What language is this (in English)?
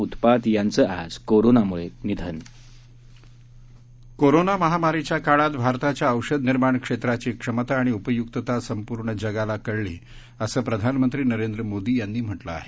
Marathi